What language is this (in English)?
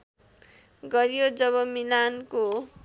Nepali